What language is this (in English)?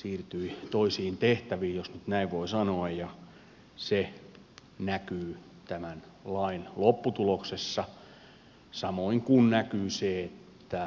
Finnish